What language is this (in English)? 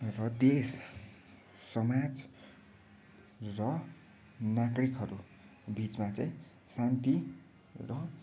Nepali